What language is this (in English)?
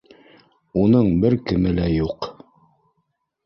Bashkir